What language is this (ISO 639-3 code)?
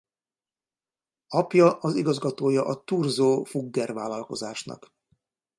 hun